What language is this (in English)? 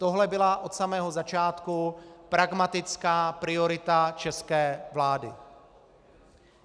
Czech